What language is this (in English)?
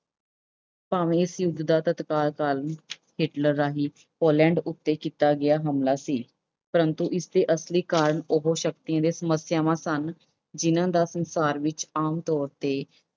Punjabi